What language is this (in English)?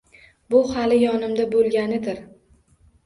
Uzbek